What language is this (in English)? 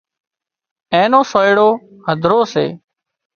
Wadiyara Koli